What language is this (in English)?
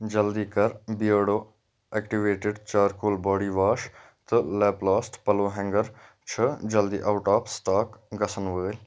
Kashmiri